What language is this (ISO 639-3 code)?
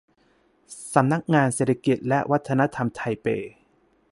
tha